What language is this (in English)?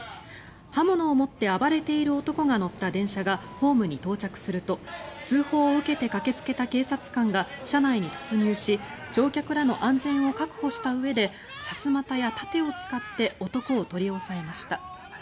Japanese